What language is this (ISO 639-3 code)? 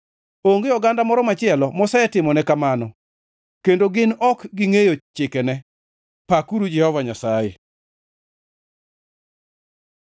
luo